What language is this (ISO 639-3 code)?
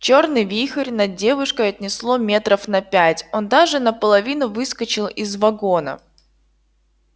rus